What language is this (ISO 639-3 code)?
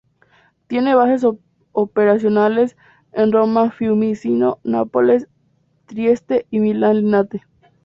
spa